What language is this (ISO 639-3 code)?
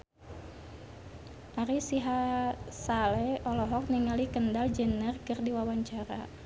sun